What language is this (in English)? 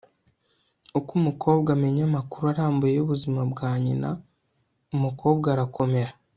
Kinyarwanda